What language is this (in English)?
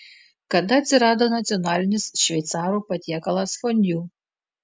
Lithuanian